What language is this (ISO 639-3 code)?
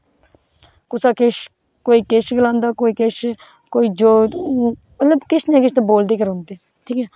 doi